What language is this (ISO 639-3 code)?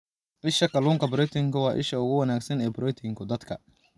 som